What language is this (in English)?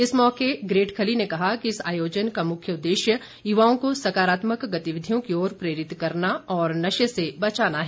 Hindi